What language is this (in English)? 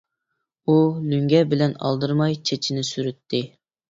Uyghur